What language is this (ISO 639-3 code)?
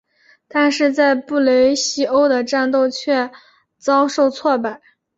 zho